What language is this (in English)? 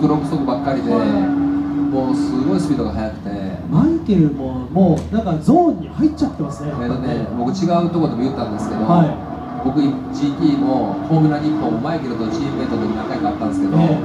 Japanese